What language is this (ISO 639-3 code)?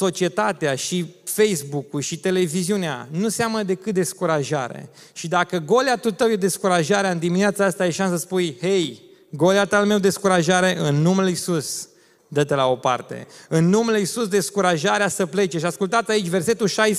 ron